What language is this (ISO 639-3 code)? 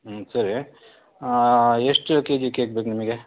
kan